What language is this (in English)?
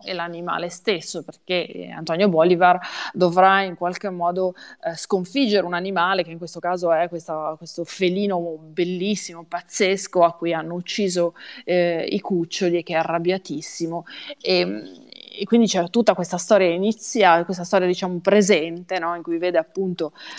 Italian